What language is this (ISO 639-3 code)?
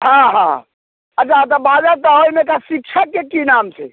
mai